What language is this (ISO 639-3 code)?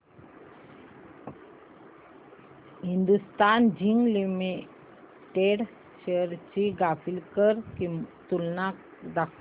mar